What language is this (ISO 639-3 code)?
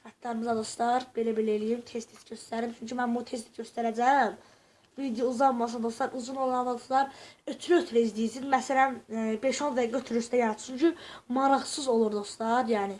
tur